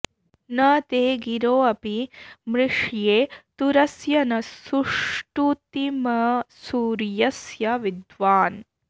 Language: Sanskrit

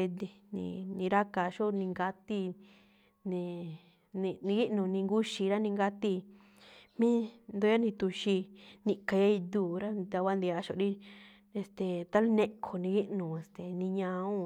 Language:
Malinaltepec Me'phaa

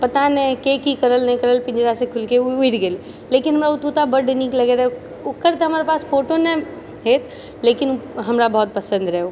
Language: Maithili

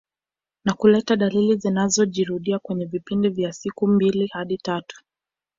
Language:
Swahili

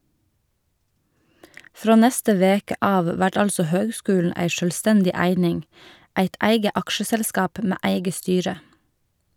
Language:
Norwegian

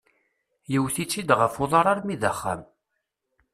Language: Kabyle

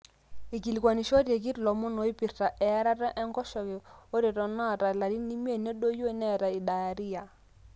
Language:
Masai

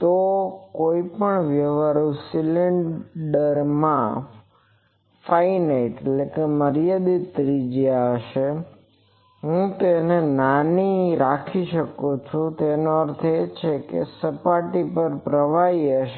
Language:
Gujarati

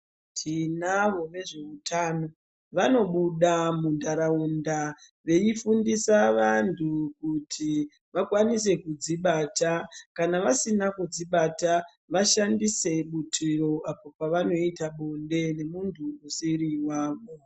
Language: Ndau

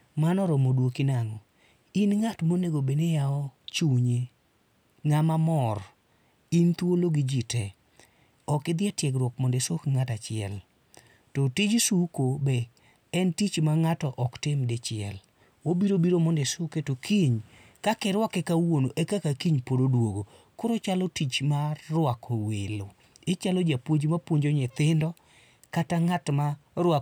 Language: Luo (Kenya and Tanzania)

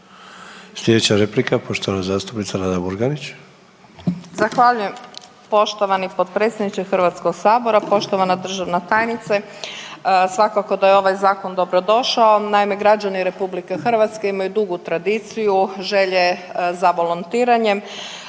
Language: Croatian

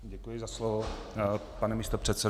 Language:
Czech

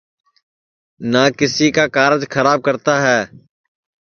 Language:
Sansi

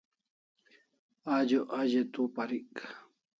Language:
Kalasha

